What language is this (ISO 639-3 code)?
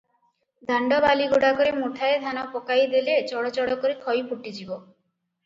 ori